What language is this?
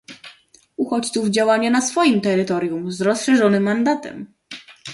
Polish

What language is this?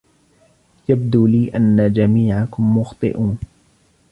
Arabic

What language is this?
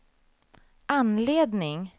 Swedish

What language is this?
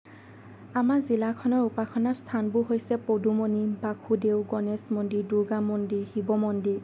Assamese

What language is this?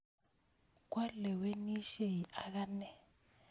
Kalenjin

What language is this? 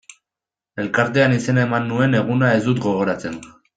Basque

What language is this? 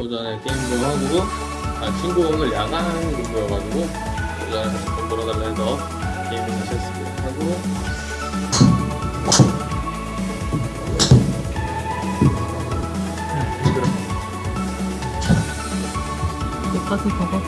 Korean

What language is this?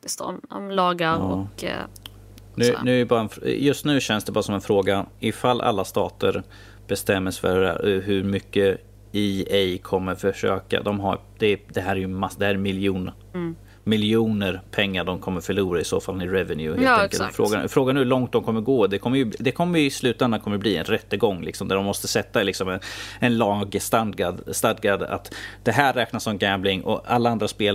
Swedish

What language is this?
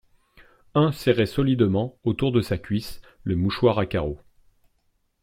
French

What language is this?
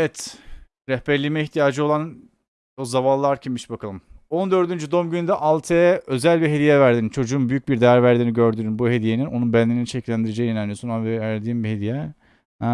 Turkish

